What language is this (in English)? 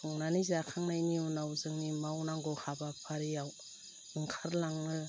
Bodo